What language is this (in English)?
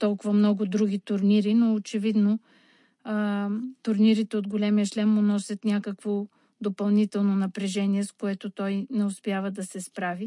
Bulgarian